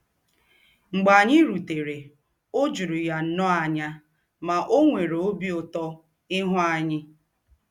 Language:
Igbo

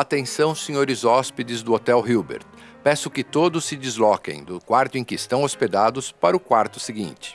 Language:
Portuguese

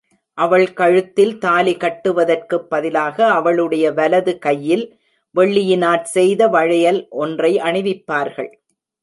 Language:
Tamil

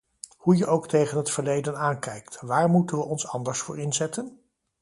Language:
Dutch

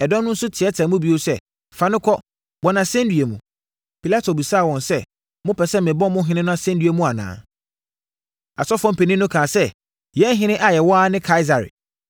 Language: Akan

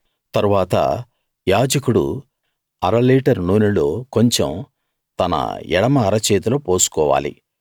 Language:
Telugu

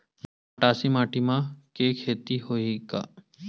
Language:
Chhattisgarhi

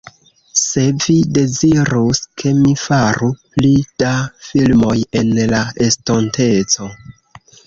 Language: Esperanto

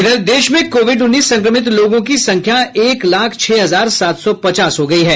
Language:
Hindi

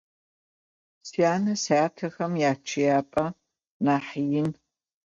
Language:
Adyghe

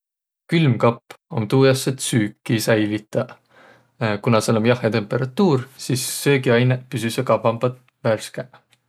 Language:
Võro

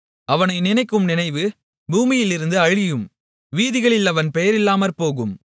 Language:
Tamil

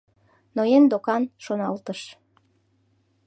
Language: Mari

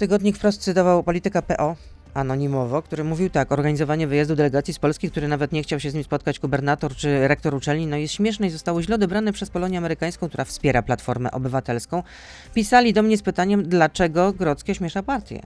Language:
Polish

